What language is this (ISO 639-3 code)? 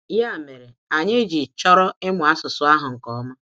ibo